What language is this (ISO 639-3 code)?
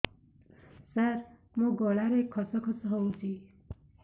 ori